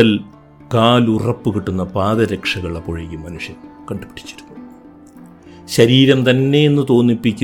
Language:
Malayalam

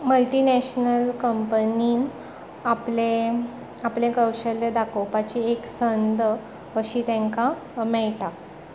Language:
Konkani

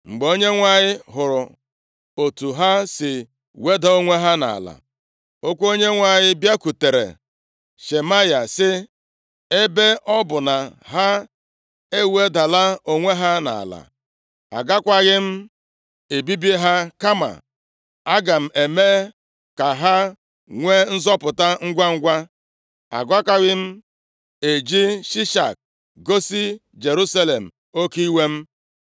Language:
Igbo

